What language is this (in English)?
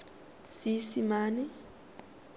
Tswana